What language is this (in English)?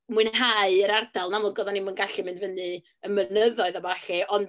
Welsh